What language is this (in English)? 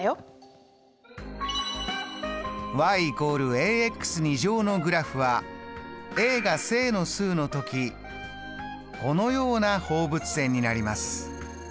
Japanese